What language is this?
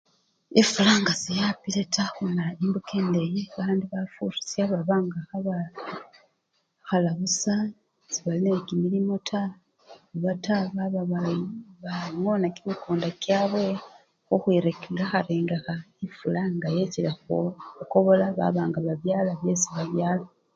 Luyia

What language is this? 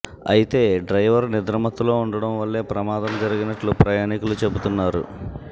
Telugu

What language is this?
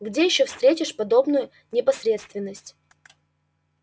Russian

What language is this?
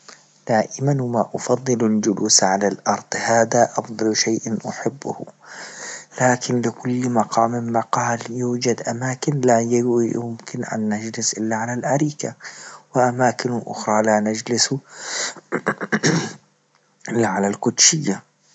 Libyan Arabic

